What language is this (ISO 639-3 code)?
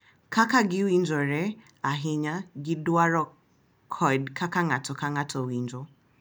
luo